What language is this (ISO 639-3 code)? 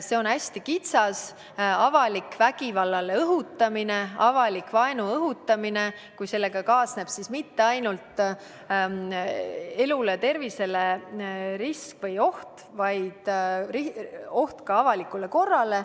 est